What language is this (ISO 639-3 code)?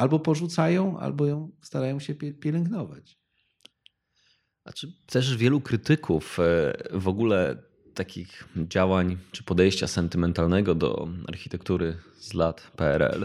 pol